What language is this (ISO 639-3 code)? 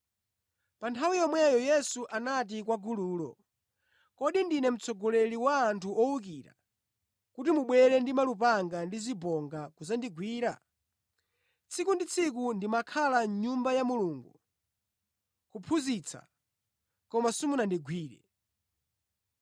nya